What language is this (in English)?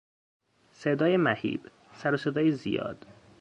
Persian